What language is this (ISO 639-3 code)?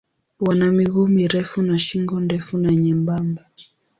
swa